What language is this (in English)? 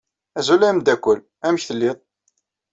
Kabyle